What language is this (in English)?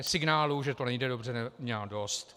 Czech